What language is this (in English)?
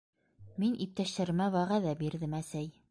Bashkir